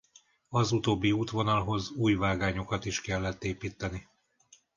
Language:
Hungarian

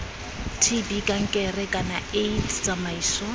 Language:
Tswana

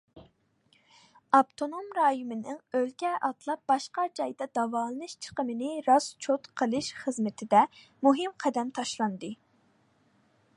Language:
Uyghur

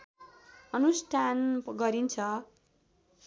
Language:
Nepali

